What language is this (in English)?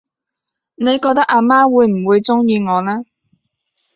Cantonese